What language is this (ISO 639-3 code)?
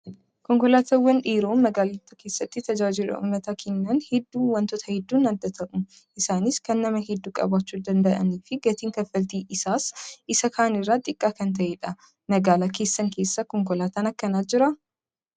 orm